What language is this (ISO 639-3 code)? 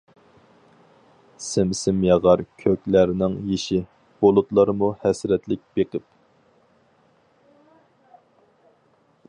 uig